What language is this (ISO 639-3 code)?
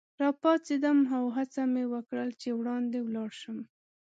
pus